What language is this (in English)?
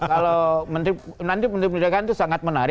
Indonesian